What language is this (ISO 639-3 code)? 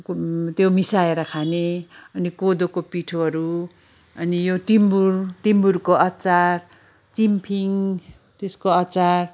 nep